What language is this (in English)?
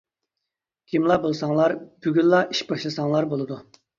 Uyghur